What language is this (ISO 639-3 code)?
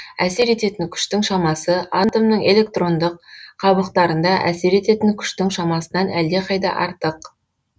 kaz